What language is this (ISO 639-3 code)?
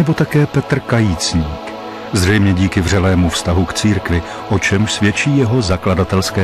ces